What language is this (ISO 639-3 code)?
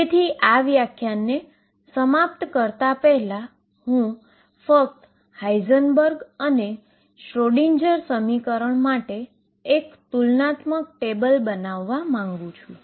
guj